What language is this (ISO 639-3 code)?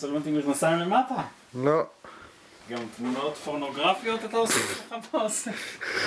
heb